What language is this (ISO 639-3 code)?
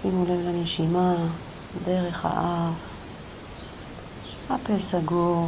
heb